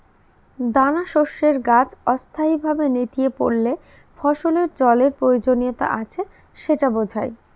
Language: Bangla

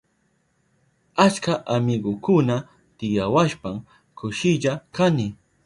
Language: Southern Pastaza Quechua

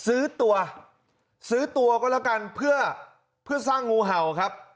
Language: Thai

